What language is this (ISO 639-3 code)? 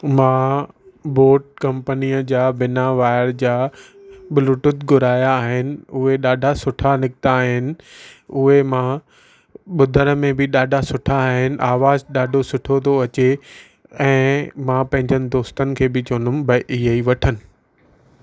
snd